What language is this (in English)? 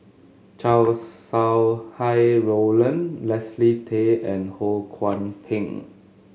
English